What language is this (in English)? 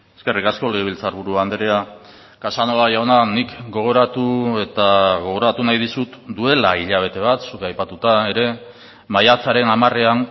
Basque